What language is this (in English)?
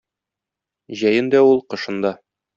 Tatar